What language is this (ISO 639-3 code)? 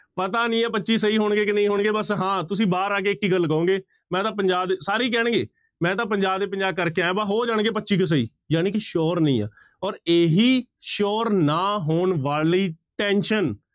pan